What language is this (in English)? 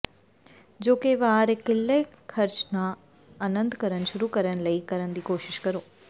Punjabi